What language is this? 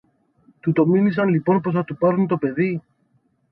Greek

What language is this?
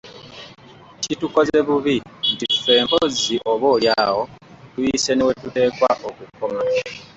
Ganda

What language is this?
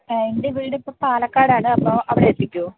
Malayalam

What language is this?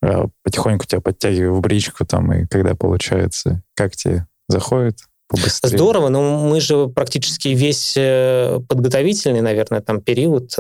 Russian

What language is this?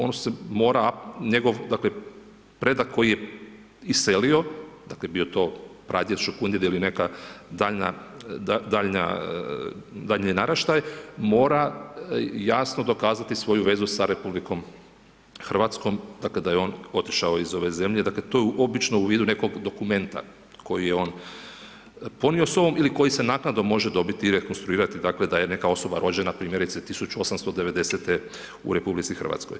Croatian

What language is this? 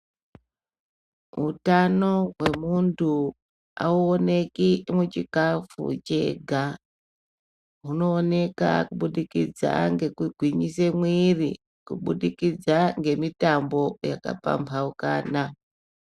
Ndau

